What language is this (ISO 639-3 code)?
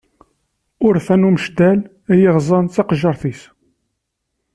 kab